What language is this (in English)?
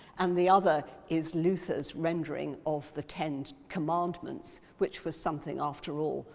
English